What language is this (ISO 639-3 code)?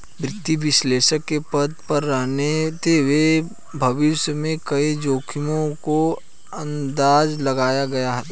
hin